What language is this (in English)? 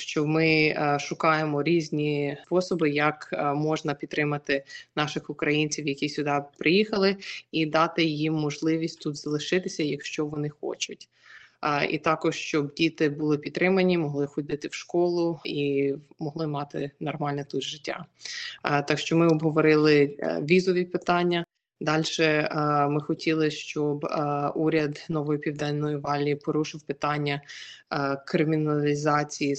Ukrainian